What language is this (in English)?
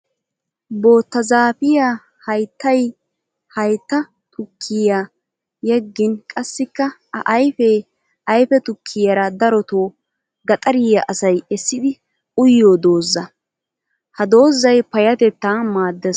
Wolaytta